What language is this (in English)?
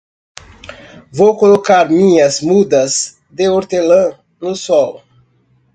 Portuguese